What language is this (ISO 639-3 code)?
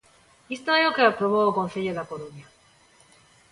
glg